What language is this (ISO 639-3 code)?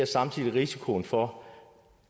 dan